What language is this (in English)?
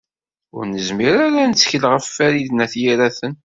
Kabyle